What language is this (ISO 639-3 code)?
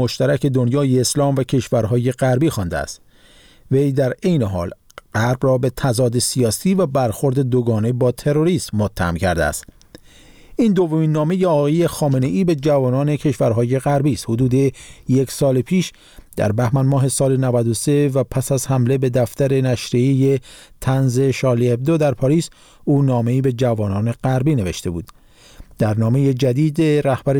fas